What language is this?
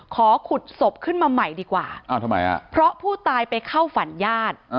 Thai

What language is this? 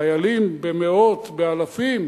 Hebrew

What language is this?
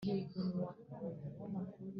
Kinyarwanda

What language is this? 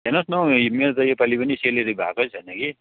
Nepali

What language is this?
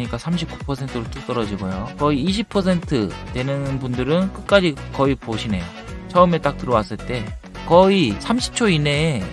Korean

